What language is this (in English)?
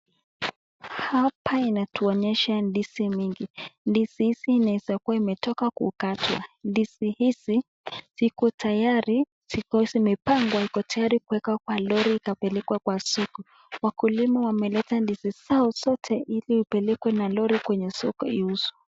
Swahili